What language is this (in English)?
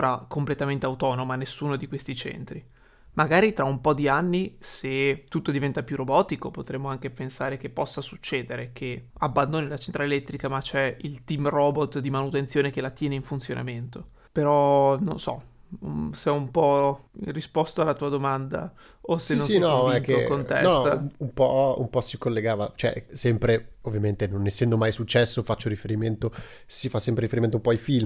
Italian